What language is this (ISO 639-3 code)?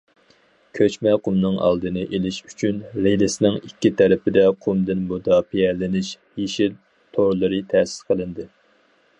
uig